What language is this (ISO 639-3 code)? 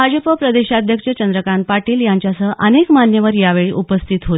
mar